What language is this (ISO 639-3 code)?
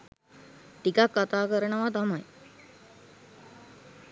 sin